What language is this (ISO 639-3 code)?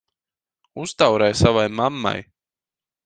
lav